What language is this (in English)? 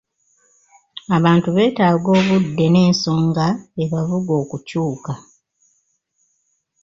Ganda